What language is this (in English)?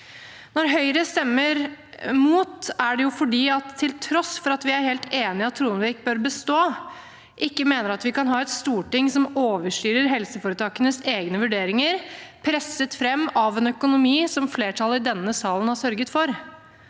Norwegian